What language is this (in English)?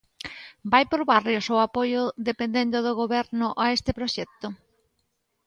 Galician